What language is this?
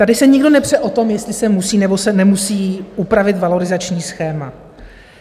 Czech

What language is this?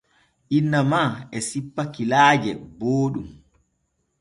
Borgu Fulfulde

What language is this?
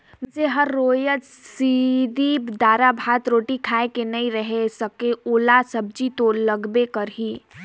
Chhattisgarhi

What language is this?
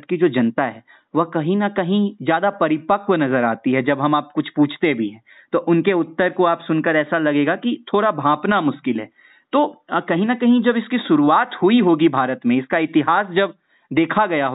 Hindi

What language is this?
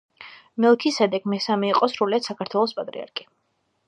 Georgian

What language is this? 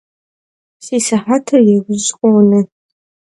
Kabardian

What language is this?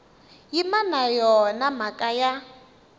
Tsonga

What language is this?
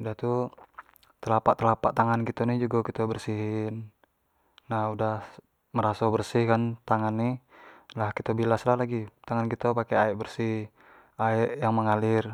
Jambi Malay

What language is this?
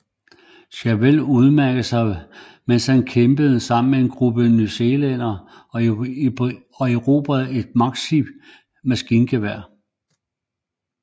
Danish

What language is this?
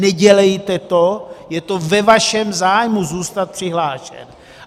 Czech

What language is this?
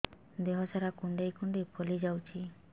Odia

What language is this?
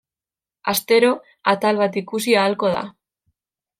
Basque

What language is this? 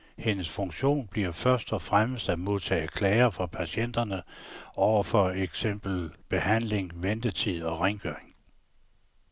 Danish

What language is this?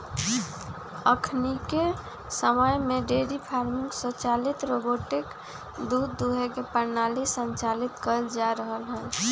Magahi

